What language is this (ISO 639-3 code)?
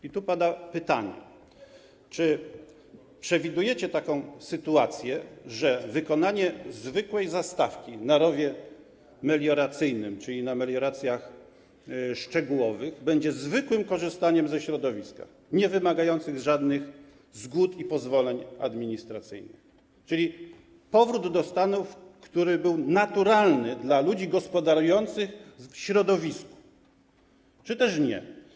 pol